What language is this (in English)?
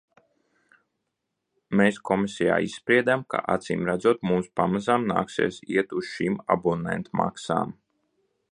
Latvian